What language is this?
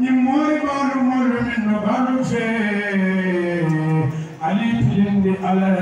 Arabic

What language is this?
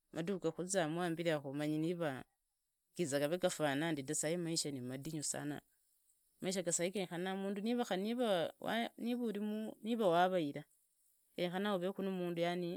Idakho-Isukha-Tiriki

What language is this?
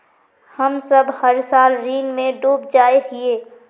Magahi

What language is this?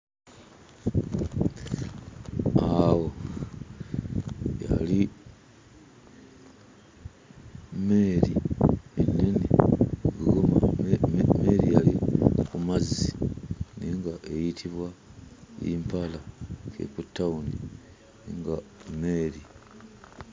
Ganda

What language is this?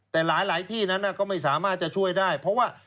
Thai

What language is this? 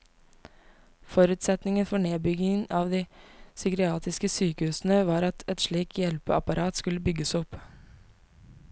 Norwegian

